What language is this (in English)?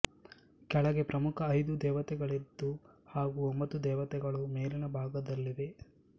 Kannada